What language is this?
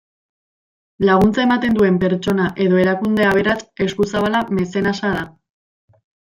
Basque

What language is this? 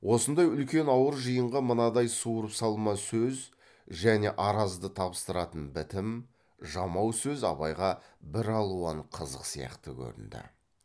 Kazakh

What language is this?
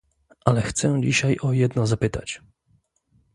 Polish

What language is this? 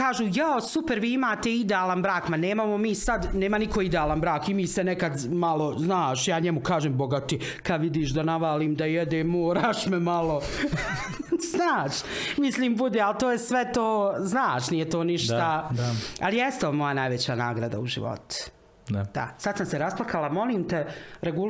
Croatian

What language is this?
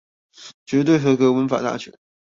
Chinese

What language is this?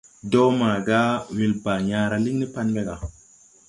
Tupuri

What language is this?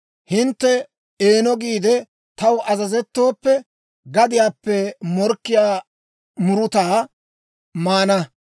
Dawro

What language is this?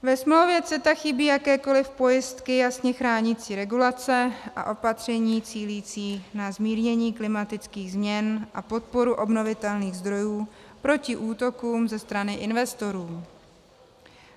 Czech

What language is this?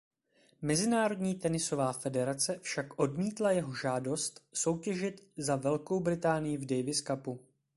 Czech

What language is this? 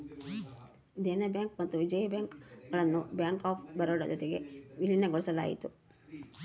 Kannada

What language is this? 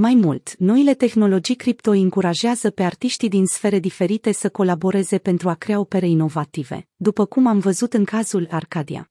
Romanian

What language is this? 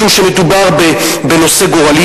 Hebrew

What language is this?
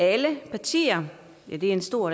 Danish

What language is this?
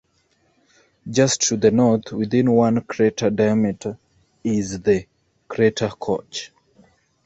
English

